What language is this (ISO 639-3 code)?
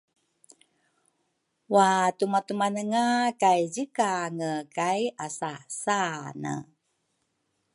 dru